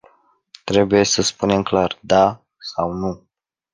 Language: Romanian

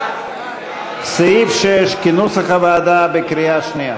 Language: Hebrew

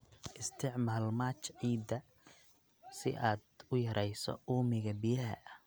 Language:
Somali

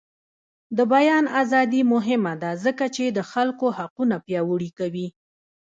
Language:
Pashto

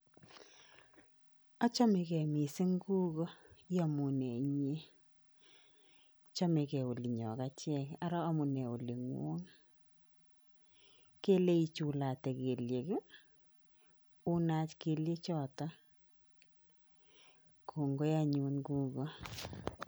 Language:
Kalenjin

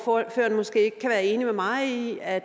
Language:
Danish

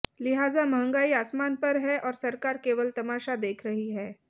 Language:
Hindi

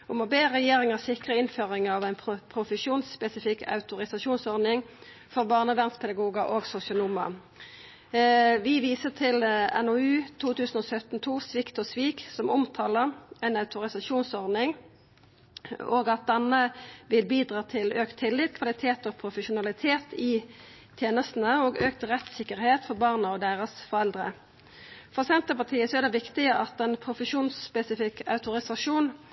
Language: Norwegian Nynorsk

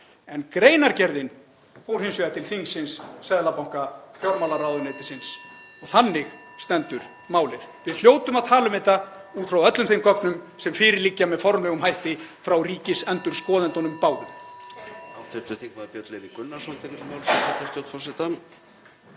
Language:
Icelandic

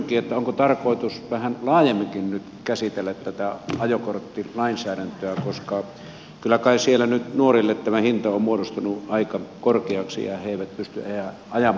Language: Finnish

